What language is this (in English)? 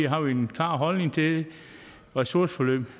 Danish